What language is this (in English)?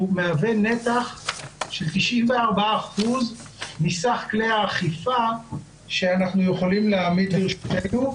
Hebrew